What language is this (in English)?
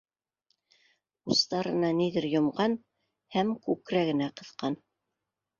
Bashkir